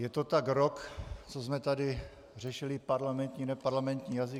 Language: Czech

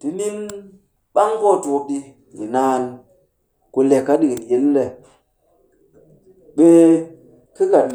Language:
Cakfem-Mushere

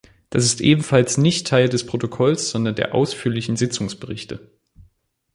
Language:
German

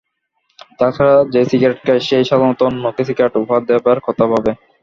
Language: Bangla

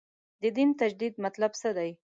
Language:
Pashto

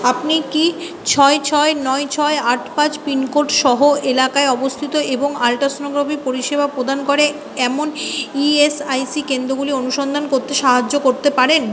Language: Bangla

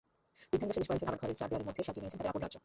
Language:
Bangla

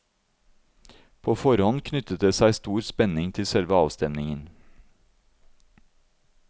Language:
Norwegian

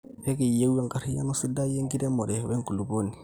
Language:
Masai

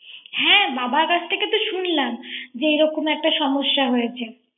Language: Bangla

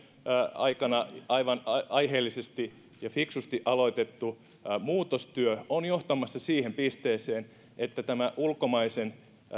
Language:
Finnish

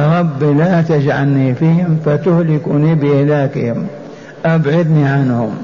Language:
Arabic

